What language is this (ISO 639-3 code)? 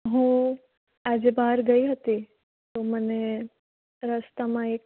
guj